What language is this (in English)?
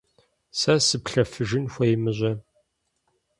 Kabardian